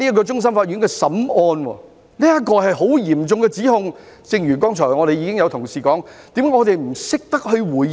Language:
Cantonese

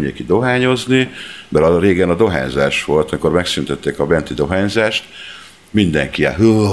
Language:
Hungarian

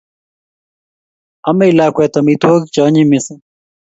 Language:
Kalenjin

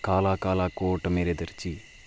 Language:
Dogri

